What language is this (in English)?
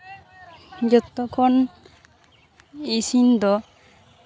Santali